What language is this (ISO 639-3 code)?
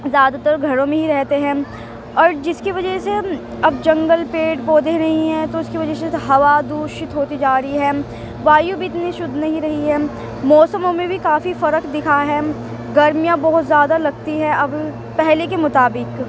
urd